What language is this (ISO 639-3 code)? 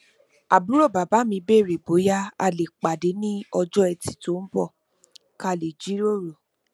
yor